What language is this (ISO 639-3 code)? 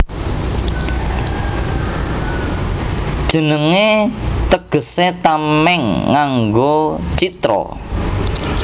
jav